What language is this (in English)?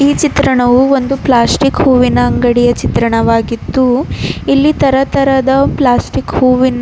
Kannada